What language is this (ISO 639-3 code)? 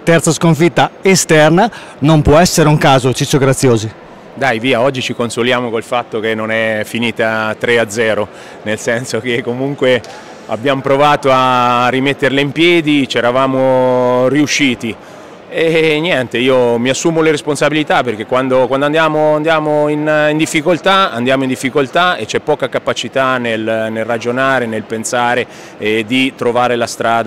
ita